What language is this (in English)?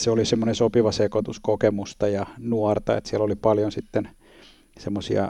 Finnish